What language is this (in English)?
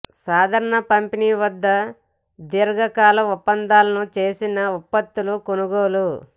Telugu